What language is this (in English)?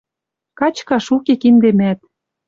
Western Mari